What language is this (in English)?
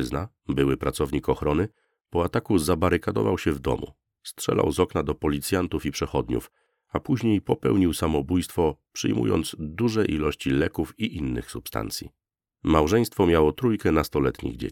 Polish